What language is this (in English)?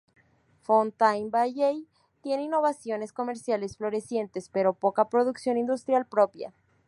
Spanish